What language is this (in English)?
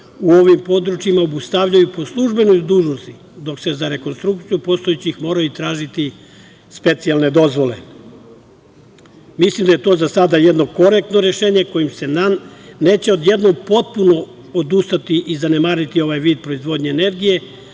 Serbian